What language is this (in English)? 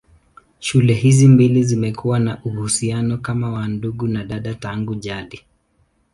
Swahili